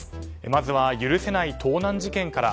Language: Japanese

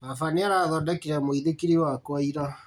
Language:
Kikuyu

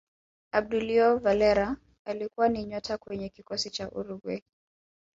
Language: Swahili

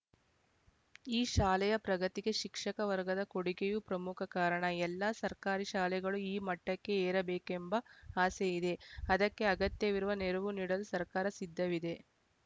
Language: Kannada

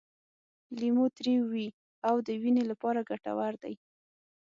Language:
Pashto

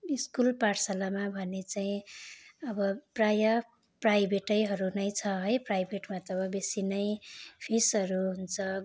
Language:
Nepali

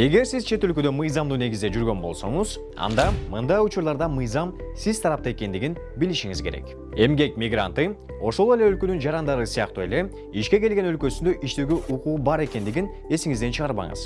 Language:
Turkish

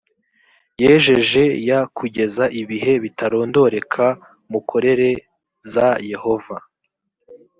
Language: Kinyarwanda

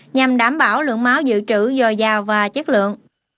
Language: Vietnamese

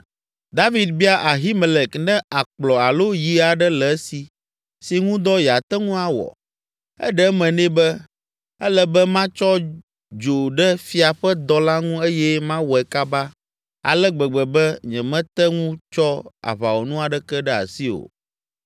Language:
Ewe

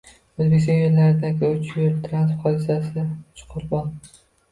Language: Uzbek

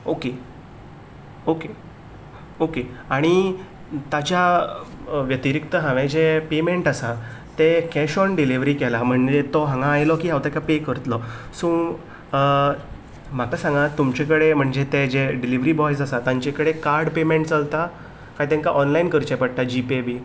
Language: Konkani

